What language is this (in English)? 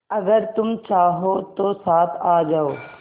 Hindi